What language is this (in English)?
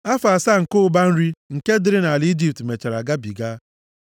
Igbo